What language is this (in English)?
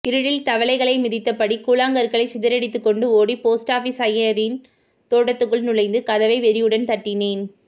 Tamil